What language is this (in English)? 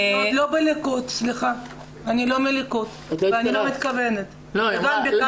Hebrew